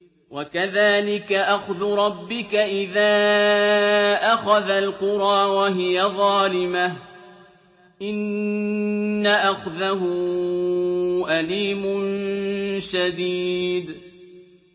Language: Arabic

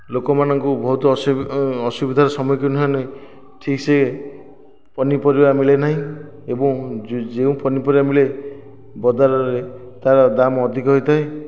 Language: Odia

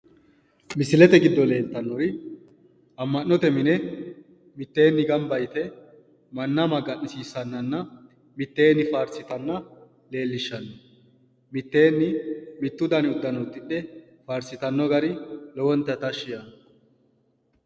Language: Sidamo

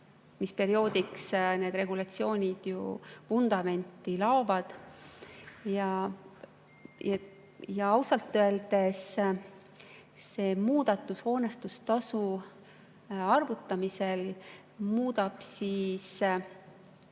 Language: Estonian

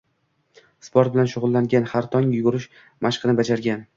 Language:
Uzbek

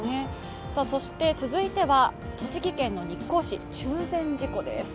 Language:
Japanese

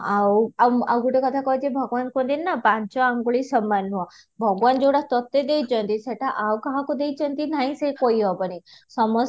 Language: Odia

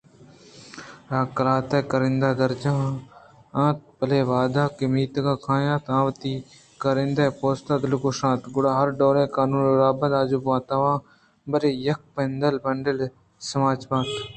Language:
Eastern Balochi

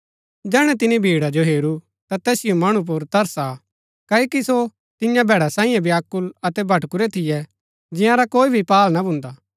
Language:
Gaddi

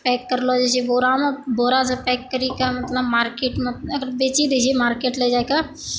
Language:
Maithili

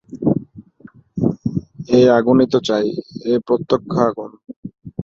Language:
Bangla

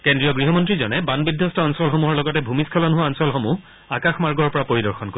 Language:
Assamese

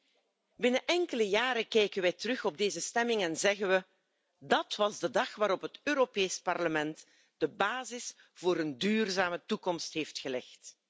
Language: Dutch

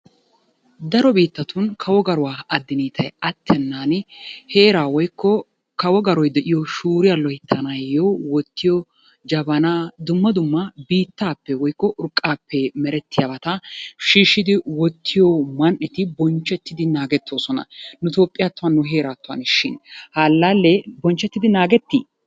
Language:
Wolaytta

